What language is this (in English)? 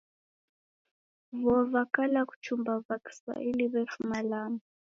Taita